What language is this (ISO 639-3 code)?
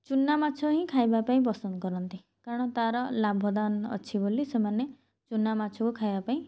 ori